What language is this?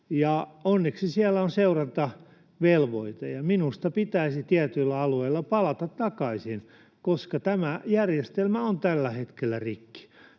Finnish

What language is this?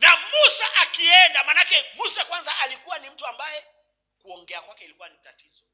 Swahili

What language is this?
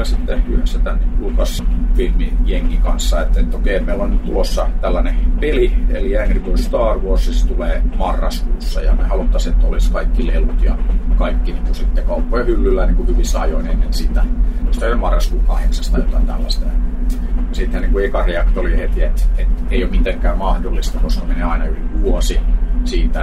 Finnish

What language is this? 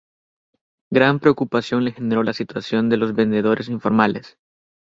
Spanish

